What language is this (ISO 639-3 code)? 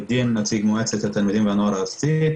heb